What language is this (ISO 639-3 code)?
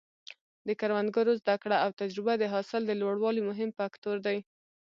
pus